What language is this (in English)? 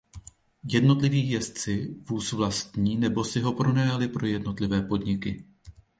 Czech